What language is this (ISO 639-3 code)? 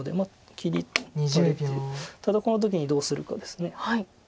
jpn